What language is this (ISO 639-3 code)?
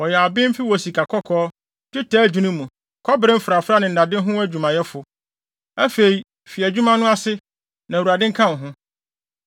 aka